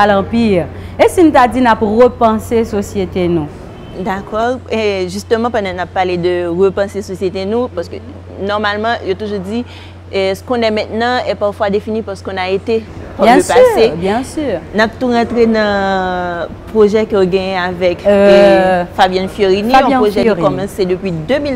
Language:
French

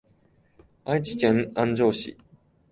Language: Japanese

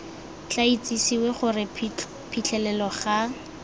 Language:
Tswana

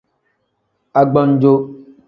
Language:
Tem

